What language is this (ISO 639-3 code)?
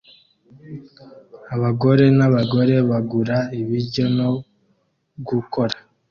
kin